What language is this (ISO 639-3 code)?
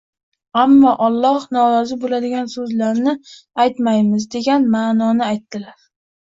uzb